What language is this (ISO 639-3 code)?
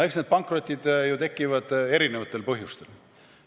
est